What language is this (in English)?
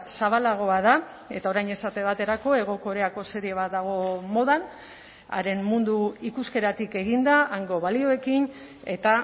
Basque